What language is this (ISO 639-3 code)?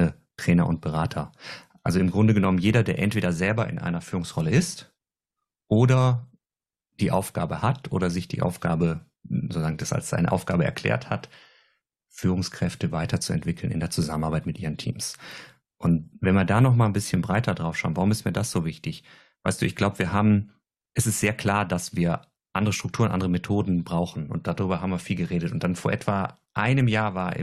deu